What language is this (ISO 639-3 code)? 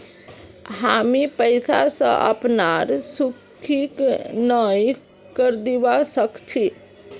mag